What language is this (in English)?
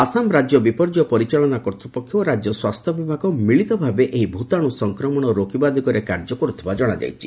Odia